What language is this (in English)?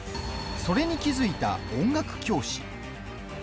Japanese